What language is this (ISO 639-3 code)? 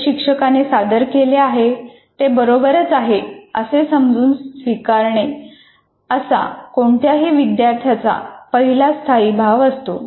mar